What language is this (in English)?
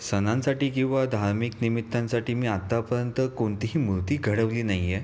Marathi